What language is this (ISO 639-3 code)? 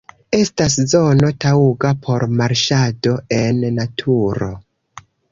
epo